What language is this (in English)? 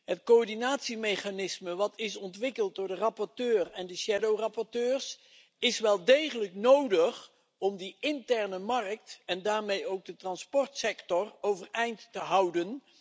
Dutch